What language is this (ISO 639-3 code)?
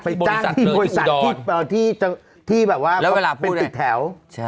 tha